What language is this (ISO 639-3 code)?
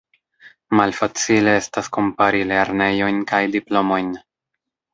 epo